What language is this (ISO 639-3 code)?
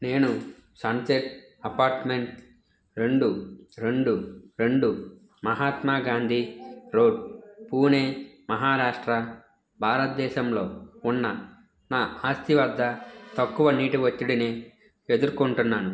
tel